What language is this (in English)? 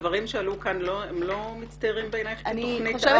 Hebrew